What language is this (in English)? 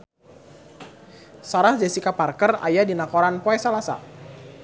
Sundanese